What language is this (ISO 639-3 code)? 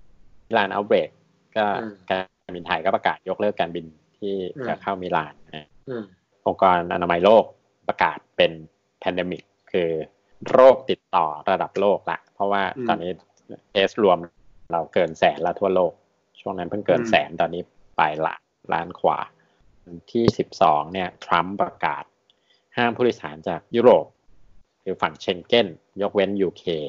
tha